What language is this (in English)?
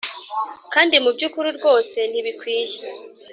Kinyarwanda